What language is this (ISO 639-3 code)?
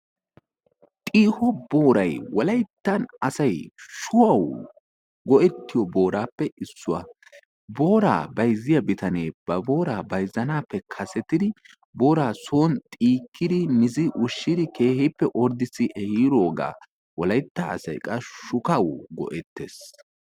wal